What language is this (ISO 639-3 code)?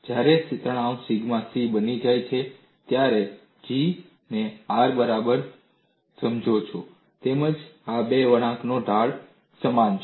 guj